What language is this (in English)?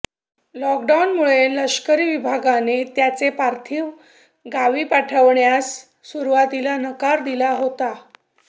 Marathi